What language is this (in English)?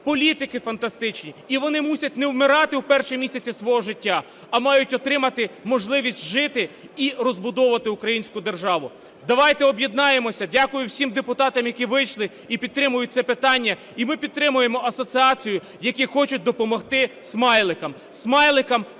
Ukrainian